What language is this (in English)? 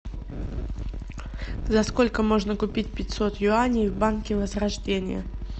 Russian